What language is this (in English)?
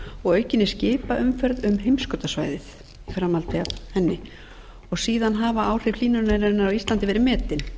Icelandic